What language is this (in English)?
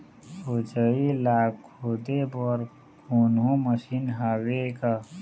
Chhattisgarhi